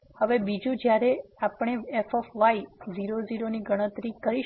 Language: Gujarati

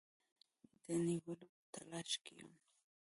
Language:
Pashto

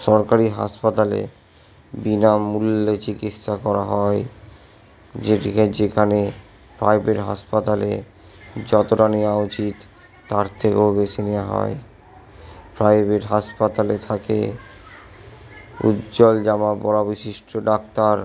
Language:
Bangla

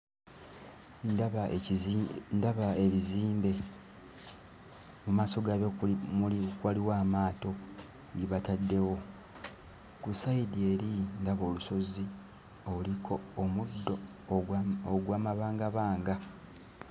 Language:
Ganda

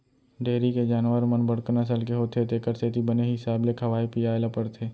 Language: Chhattisgarhi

